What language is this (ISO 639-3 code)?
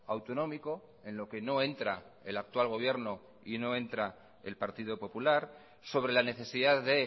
spa